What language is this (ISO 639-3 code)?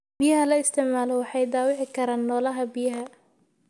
som